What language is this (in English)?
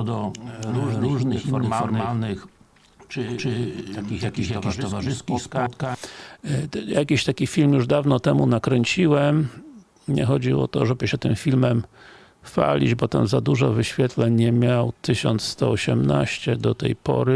Polish